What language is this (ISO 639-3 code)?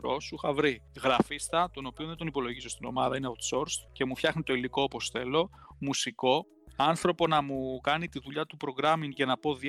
ell